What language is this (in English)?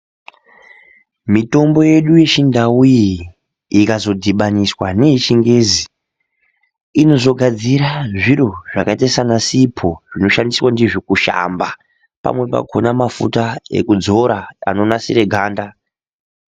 Ndau